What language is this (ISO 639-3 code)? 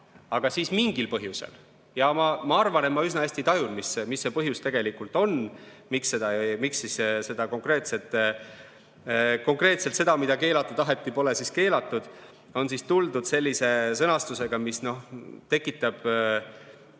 est